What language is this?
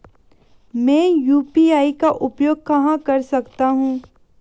Hindi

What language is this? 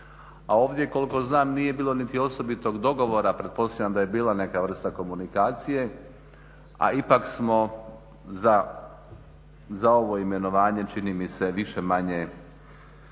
Croatian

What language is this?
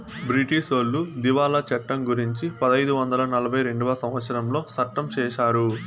Telugu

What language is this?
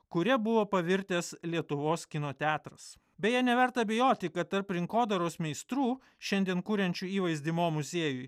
Lithuanian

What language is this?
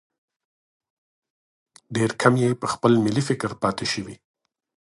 Pashto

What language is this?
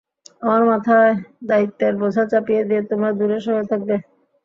Bangla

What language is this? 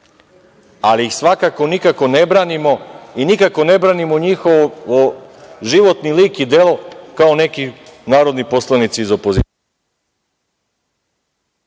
Serbian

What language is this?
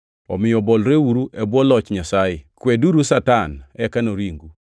Luo (Kenya and Tanzania)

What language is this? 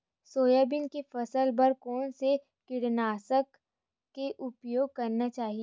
Chhattisgarhi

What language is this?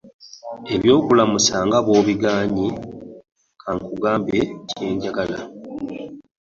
Ganda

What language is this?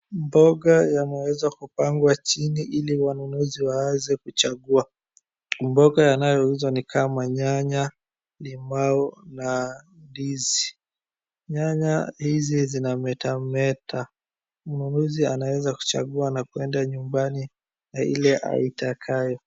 Swahili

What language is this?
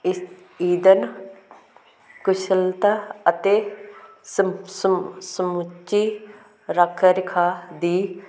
Punjabi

